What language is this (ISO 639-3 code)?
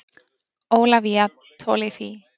isl